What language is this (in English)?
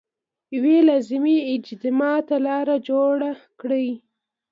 Pashto